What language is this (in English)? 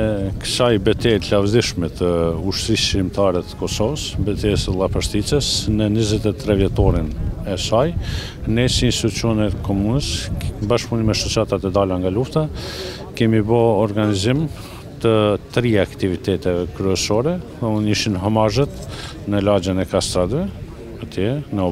Romanian